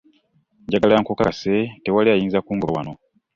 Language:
Ganda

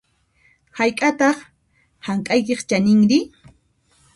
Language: Puno Quechua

